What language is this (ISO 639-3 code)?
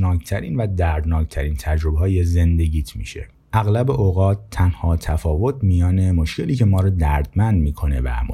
fas